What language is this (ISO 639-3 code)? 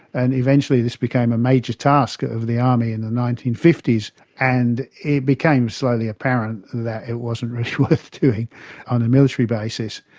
eng